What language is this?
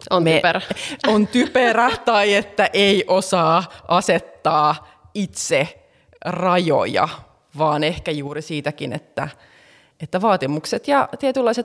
Finnish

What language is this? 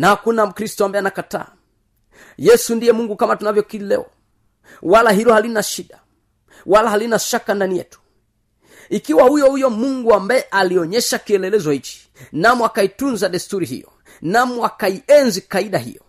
Swahili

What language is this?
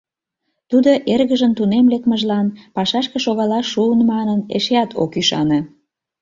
Mari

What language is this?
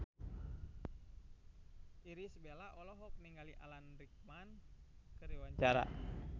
Sundanese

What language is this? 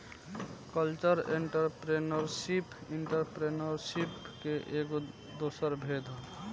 Bhojpuri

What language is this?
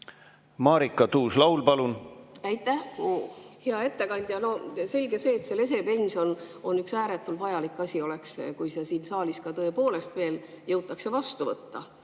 Estonian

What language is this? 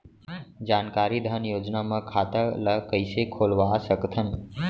Chhattisgarhi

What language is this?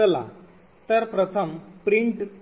Marathi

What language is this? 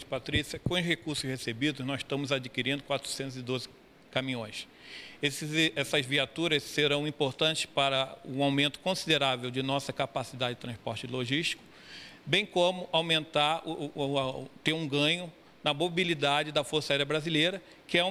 Portuguese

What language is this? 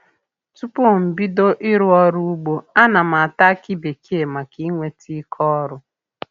Igbo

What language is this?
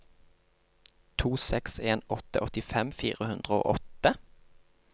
Norwegian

